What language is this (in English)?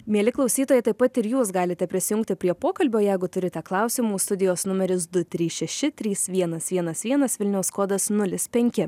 Lithuanian